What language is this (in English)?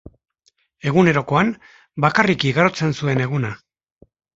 Basque